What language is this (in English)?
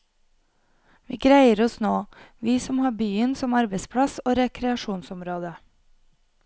Norwegian